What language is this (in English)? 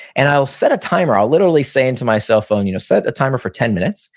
English